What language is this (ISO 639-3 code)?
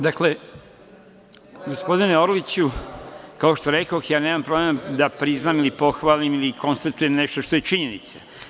srp